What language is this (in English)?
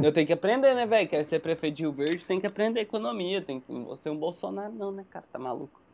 Portuguese